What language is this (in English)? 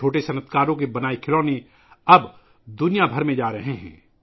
Urdu